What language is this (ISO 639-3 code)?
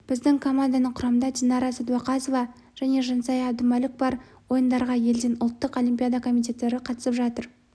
kaz